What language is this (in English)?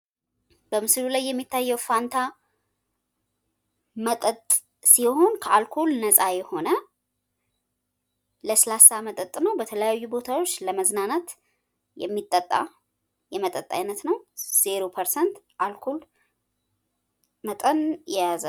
Amharic